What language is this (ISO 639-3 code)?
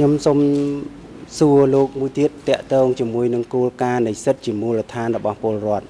tha